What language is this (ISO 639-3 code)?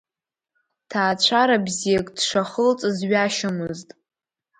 abk